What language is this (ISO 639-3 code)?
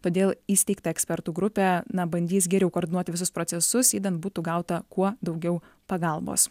lit